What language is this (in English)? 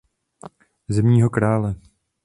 Czech